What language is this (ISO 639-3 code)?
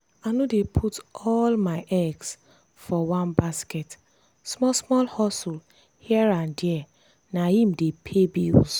pcm